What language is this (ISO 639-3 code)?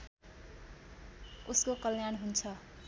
nep